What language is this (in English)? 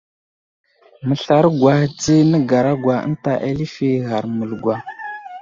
Wuzlam